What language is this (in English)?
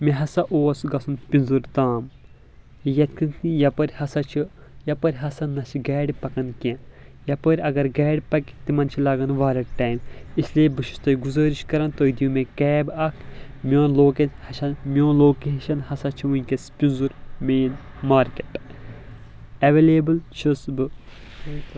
Kashmiri